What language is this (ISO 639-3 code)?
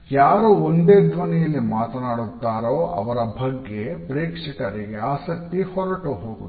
kan